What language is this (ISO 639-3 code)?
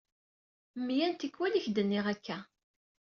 kab